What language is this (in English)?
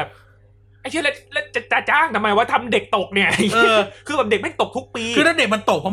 Thai